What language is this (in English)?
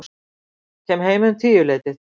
Icelandic